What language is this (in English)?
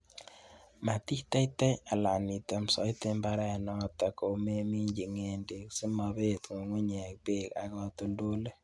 Kalenjin